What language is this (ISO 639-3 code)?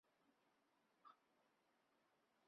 zho